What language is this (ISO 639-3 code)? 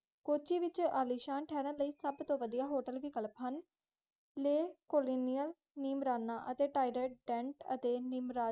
pan